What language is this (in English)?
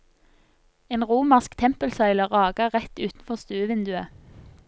Norwegian